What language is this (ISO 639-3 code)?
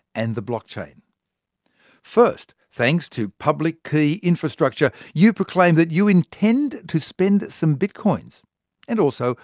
eng